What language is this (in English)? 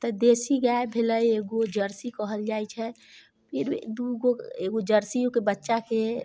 Maithili